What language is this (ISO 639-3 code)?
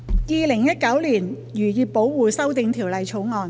yue